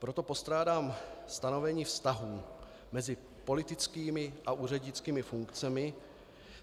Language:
Czech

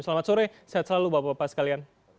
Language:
Indonesian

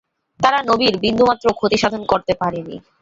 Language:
Bangla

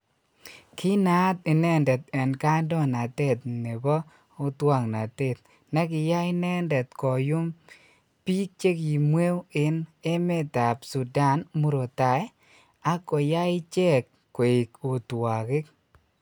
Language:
Kalenjin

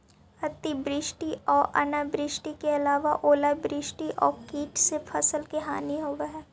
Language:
Magahi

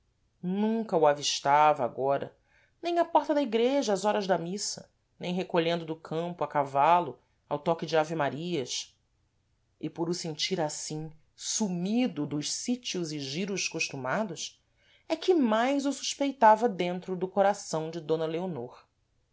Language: Portuguese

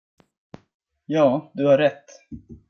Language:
Swedish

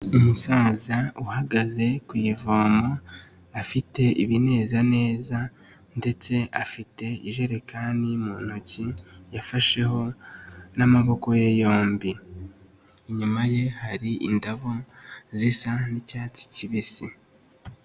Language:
Kinyarwanda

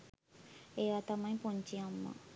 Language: Sinhala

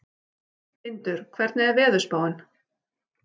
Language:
Icelandic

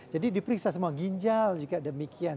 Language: Indonesian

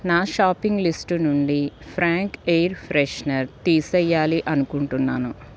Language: Telugu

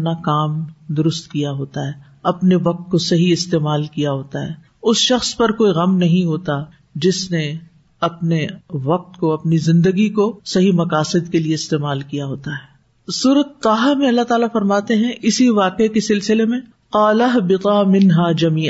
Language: Urdu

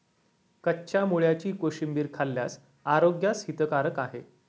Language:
Marathi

